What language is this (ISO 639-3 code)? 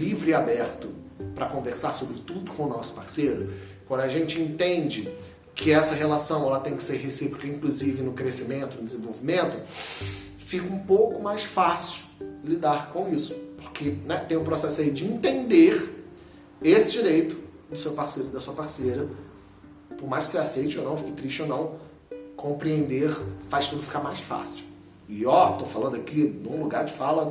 por